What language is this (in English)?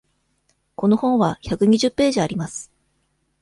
Japanese